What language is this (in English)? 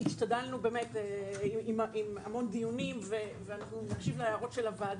Hebrew